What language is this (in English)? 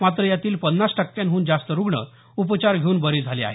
Marathi